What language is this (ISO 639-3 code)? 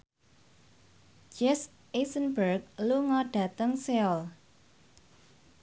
jav